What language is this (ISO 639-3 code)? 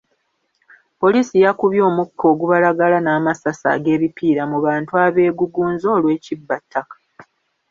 lug